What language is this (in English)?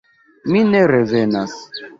Esperanto